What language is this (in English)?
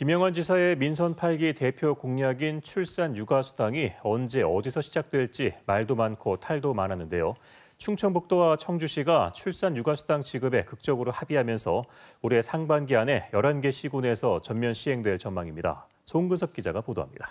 Korean